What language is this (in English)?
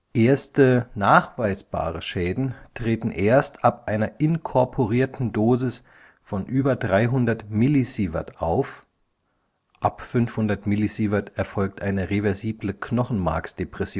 German